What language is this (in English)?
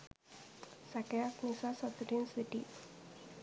Sinhala